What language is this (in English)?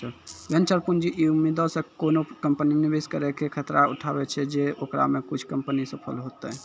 Maithili